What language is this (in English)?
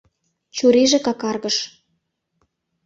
Mari